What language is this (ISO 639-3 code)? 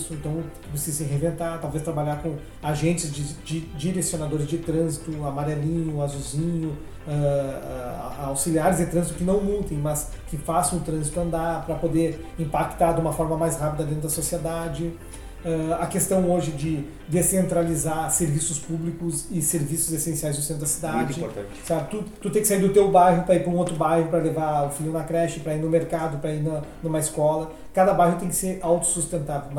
por